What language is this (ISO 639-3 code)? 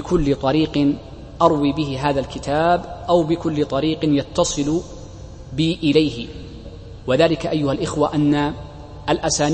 ara